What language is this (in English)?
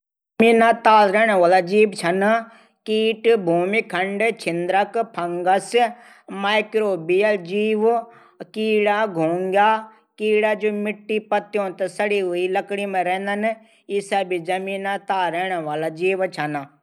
Garhwali